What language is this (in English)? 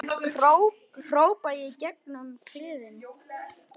Icelandic